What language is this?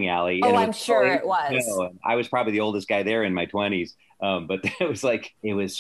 English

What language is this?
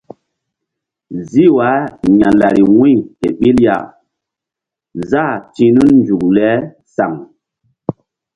Mbum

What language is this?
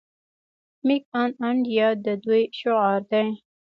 Pashto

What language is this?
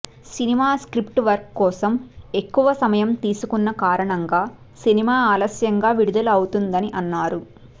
Telugu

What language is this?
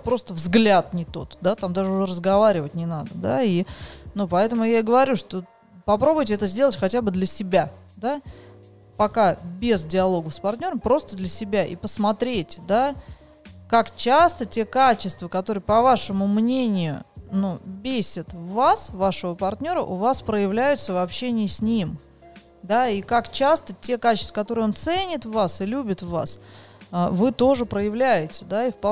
Russian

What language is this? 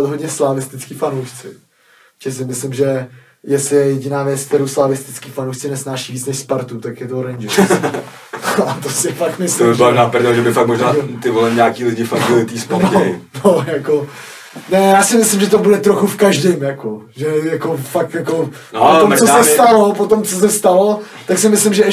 Czech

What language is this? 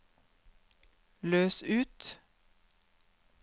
Norwegian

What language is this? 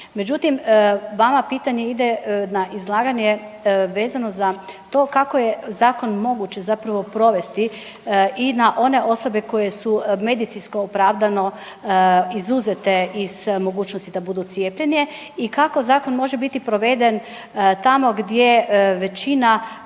Croatian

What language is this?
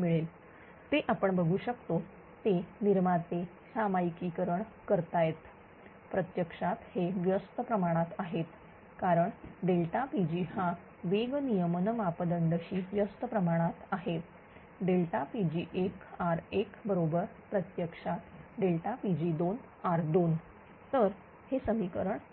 Marathi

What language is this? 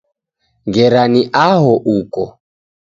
Taita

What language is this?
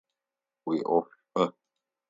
Adyghe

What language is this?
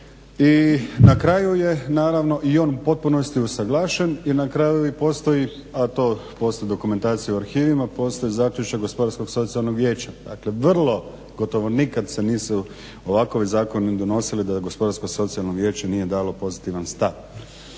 Croatian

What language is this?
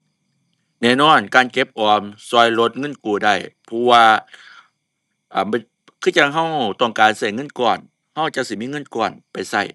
Thai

